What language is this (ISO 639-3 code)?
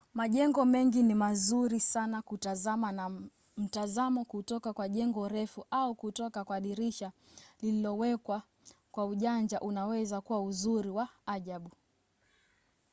swa